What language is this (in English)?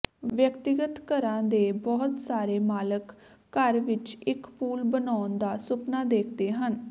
Punjabi